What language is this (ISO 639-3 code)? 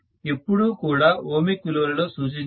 tel